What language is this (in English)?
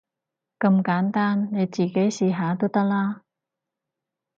Cantonese